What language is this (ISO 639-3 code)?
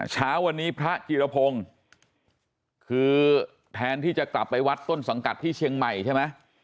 tha